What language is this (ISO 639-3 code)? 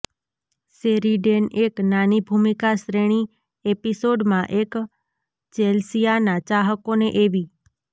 guj